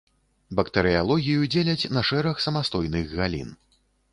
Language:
Belarusian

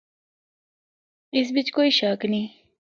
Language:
Northern Hindko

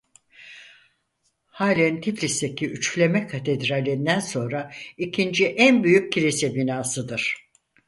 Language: Turkish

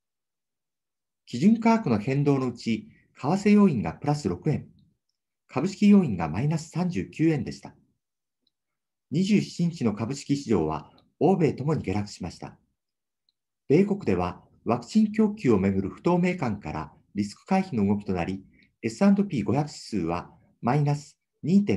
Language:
Japanese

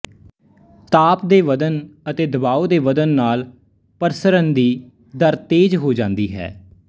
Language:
Punjabi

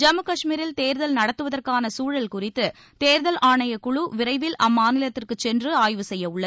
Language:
Tamil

